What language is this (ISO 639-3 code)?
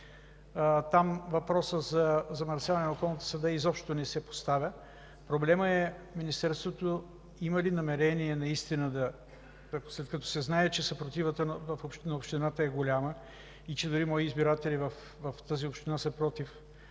bul